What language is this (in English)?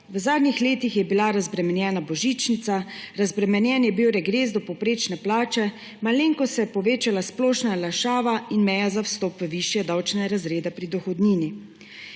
Slovenian